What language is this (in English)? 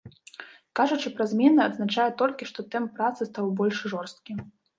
Belarusian